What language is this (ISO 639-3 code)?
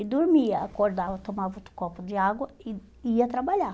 por